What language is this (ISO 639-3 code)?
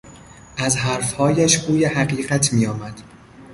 fas